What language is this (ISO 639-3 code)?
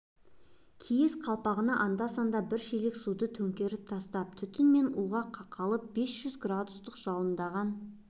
kaz